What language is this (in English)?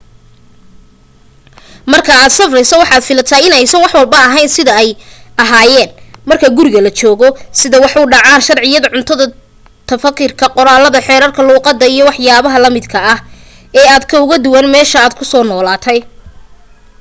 Somali